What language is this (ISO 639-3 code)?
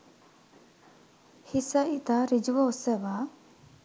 sin